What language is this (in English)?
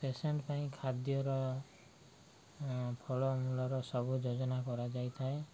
Odia